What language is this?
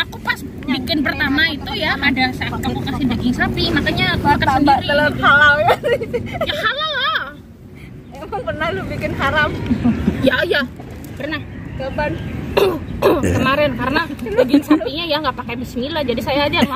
Indonesian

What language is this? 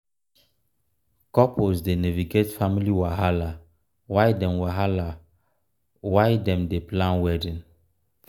Nigerian Pidgin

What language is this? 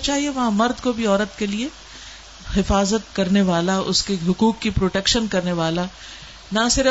Urdu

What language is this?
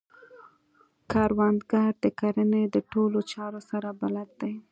Pashto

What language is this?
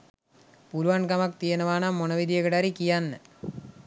Sinhala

